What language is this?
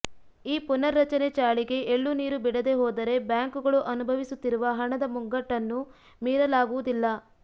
Kannada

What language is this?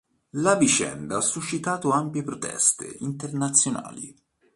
Italian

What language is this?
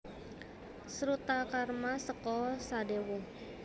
Javanese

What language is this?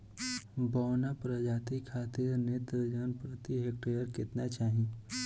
Bhojpuri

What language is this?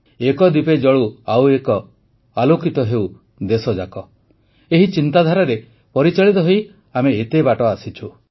Odia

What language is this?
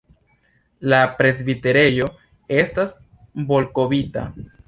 Esperanto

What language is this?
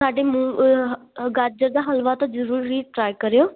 Punjabi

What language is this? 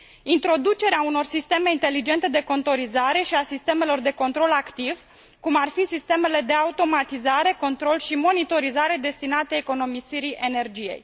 Romanian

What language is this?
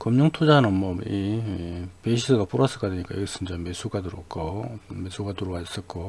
Korean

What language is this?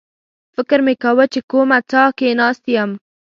Pashto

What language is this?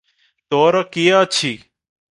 Odia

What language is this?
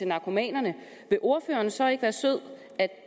Danish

